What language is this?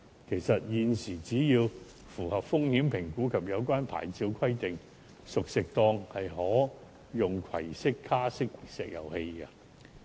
Cantonese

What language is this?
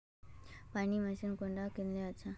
Magahi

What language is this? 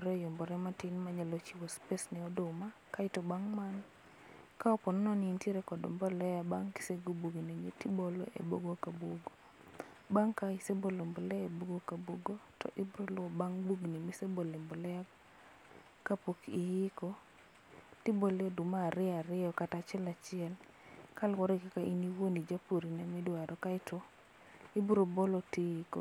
Luo (Kenya and Tanzania)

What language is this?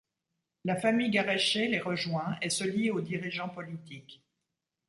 French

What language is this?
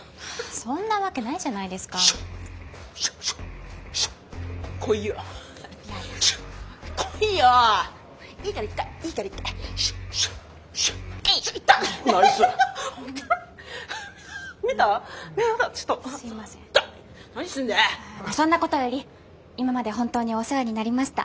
Japanese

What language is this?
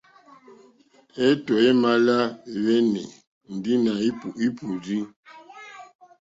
Mokpwe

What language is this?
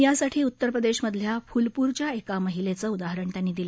Marathi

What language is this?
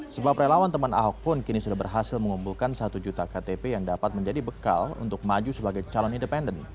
Indonesian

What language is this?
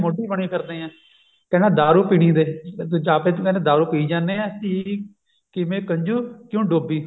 Punjabi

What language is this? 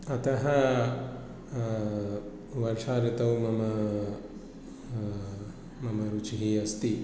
Sanskrit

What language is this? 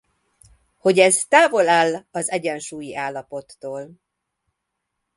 Hungarian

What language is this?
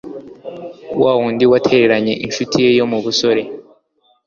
Kinyarwanda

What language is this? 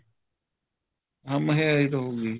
Punjabi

